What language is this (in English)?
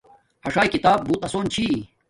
Domaaki